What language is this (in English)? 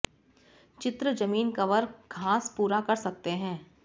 Hindi